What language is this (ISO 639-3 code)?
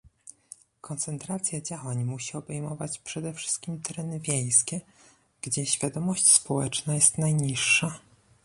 pol